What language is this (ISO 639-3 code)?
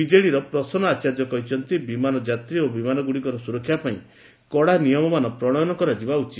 ori